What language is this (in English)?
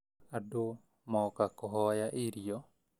Kikuyu